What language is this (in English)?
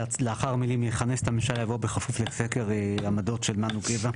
Hebrew